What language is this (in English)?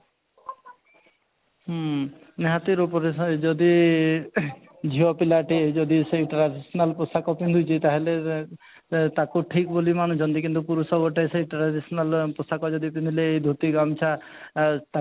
Odia